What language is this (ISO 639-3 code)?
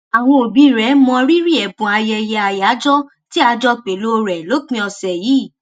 yor